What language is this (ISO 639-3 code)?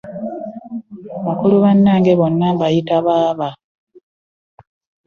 lug